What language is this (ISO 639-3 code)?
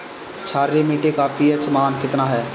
bho